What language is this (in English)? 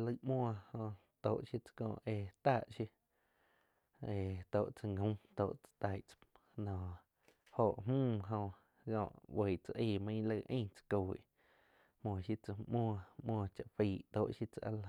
Quiotepec Chinantec